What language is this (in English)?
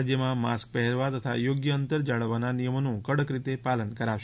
Gujarati